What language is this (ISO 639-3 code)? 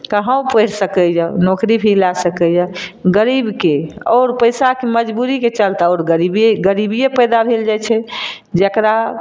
mai